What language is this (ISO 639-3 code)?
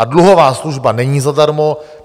ces